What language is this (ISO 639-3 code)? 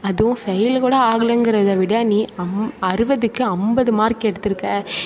tam